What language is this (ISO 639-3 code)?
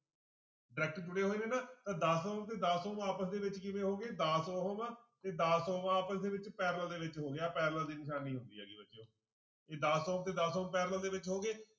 pan